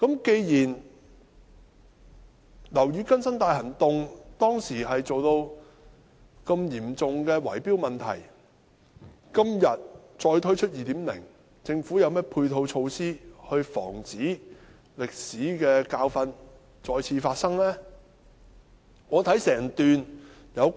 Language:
Cantonese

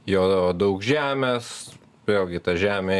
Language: Lithuanian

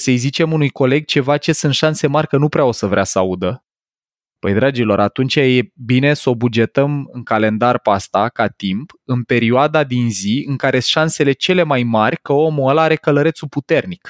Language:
Romanian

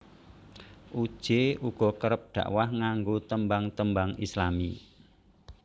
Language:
Javanese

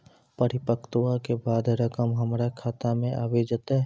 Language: Maithili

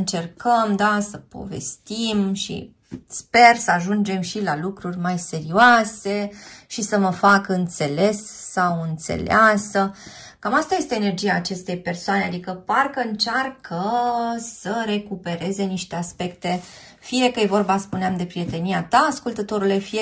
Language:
Romanian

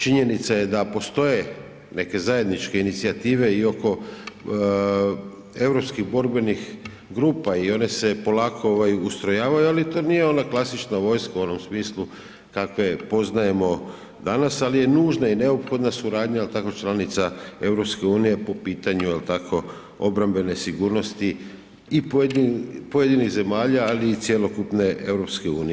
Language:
Croatian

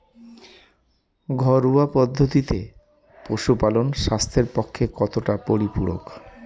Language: Bangla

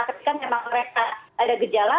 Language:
Indonesian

